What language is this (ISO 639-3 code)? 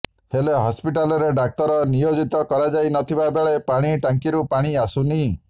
ori